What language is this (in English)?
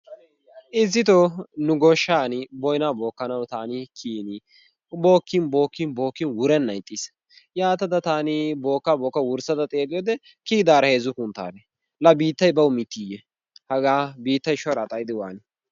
Wolaytta